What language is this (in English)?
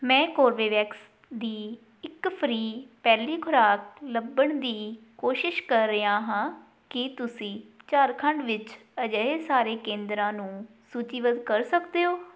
Punjabi